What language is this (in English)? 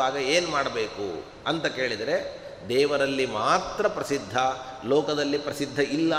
Kannada